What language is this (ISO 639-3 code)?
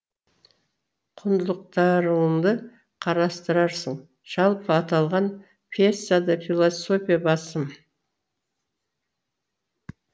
kaz